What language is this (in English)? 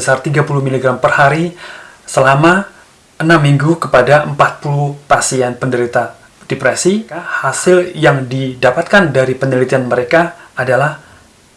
Indonesian